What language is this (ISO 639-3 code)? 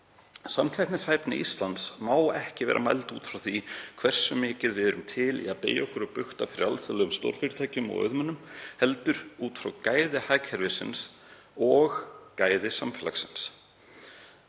isl